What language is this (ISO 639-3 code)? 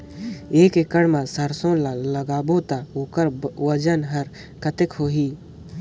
hne